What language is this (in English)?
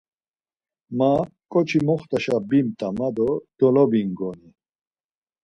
Laz